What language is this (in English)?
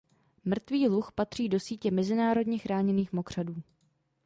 Czech